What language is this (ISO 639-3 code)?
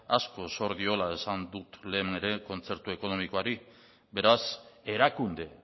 eus